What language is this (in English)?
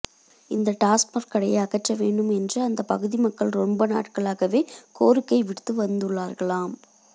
Tamil